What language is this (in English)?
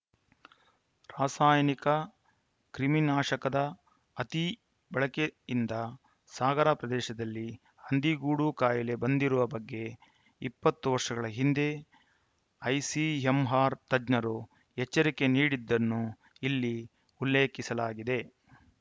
Kannada